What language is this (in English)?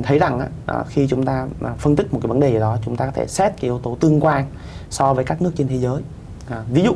Vietnamese